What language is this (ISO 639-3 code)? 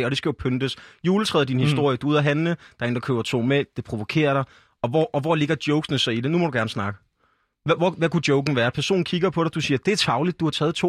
dan